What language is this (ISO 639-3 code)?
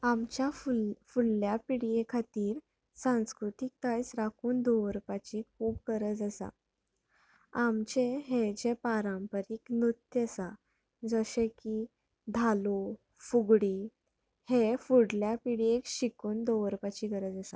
kok